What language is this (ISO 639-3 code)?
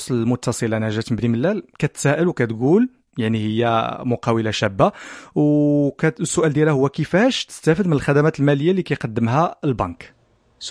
ara